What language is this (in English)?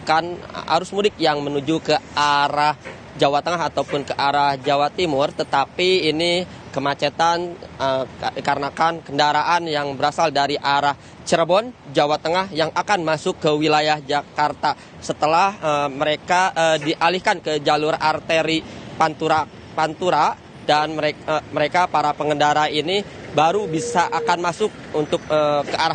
Indonesian